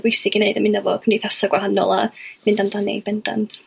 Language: Welsh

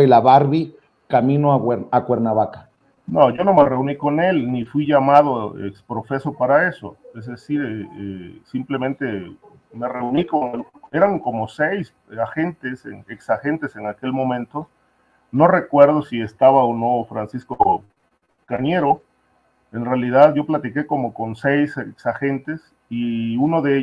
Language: Spanish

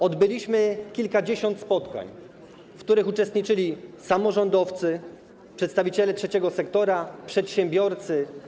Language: Polish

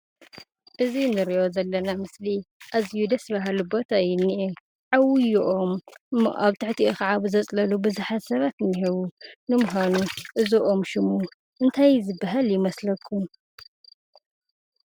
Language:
Tigrinya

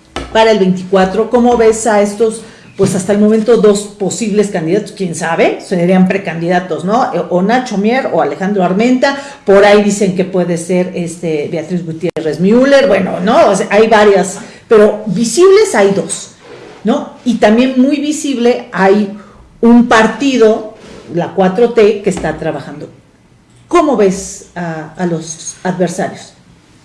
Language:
Spanish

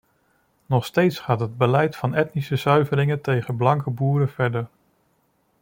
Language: Dutch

